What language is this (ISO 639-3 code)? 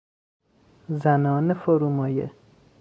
fas